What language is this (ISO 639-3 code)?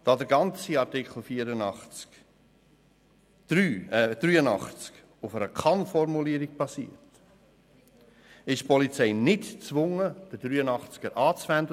gsw